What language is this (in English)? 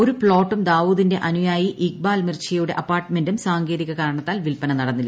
Malayalam